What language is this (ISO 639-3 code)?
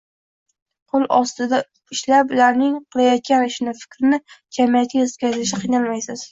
uzb